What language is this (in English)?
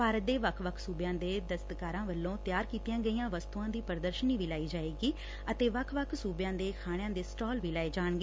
Punjabi